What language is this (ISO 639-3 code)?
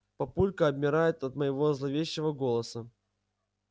rus